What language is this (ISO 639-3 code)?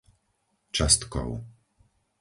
slk